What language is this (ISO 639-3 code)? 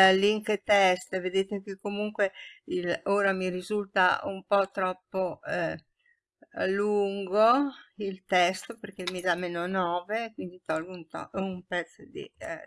ita